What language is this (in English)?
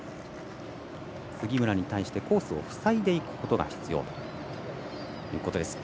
Japanese